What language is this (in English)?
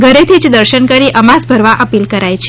Gujarati